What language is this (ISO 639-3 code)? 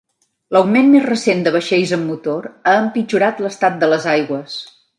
cat